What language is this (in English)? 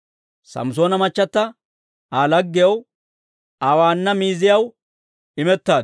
Dawro